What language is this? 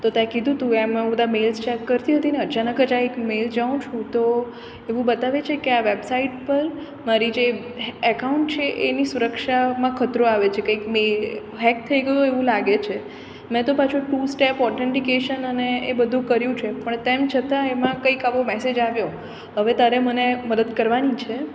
Gujarati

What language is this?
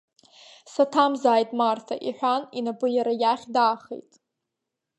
Abkhazian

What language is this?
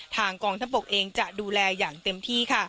Thai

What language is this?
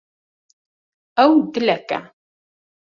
Kurdish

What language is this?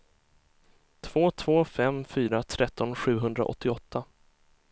Swedish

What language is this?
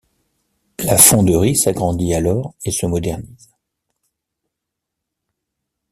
French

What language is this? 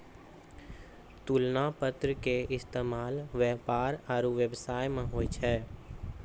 Maithili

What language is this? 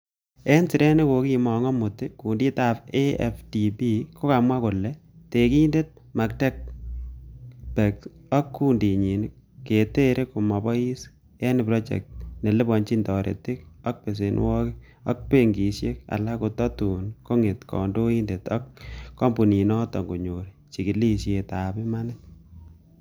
Kalenjin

